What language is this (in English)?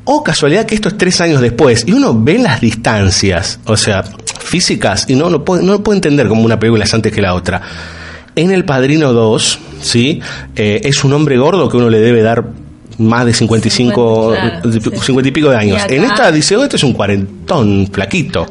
Spanish